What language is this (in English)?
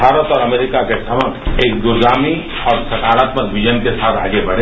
Hindi